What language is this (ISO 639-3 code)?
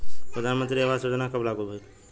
bho